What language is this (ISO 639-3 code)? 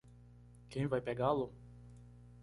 por